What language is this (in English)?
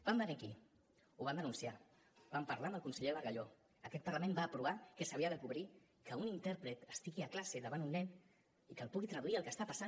Catalan